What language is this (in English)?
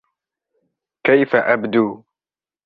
Arabic